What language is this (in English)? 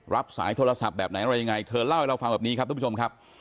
Thai